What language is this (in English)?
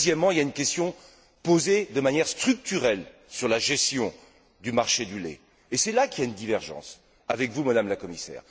French